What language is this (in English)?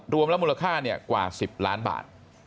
Thai